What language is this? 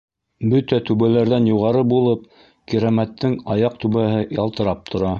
Bashkir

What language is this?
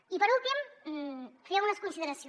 Catalan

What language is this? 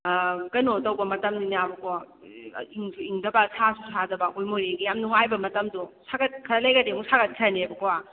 Manipuri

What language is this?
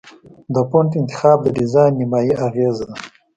Pashto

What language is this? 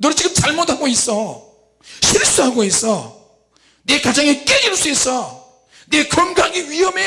Korean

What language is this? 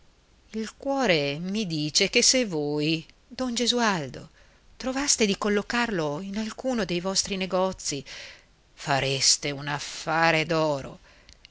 Italian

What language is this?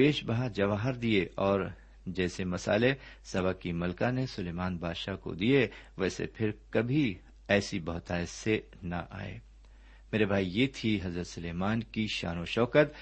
Urdu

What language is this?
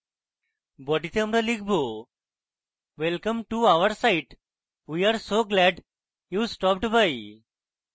Bangla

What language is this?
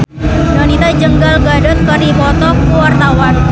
Sundanese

